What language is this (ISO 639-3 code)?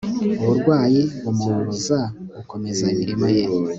kin